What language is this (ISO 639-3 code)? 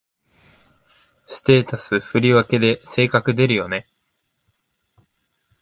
jpn